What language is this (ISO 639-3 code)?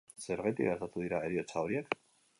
eus